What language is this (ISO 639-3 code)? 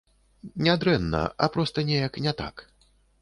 bel